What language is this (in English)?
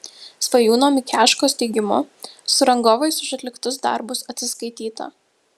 Lithuanian